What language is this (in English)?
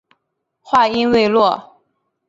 Chinese